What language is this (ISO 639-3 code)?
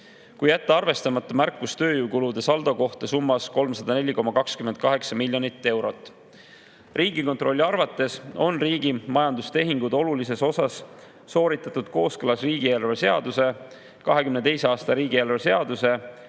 est